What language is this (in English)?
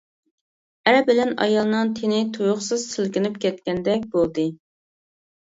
Uyghur